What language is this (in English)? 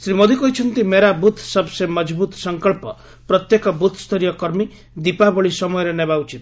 Odia